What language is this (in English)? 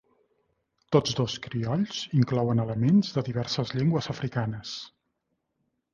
Catalan